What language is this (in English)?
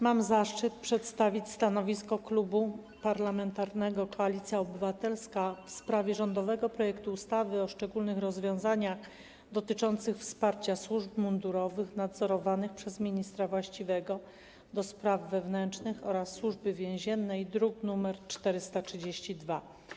Polish